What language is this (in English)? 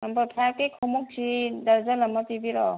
Manipuri